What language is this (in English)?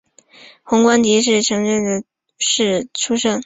Chinese